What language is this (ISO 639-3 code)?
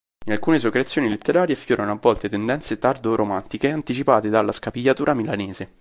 ita